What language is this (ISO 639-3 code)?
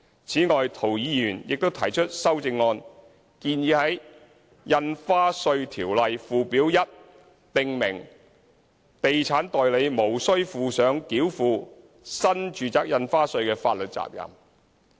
yue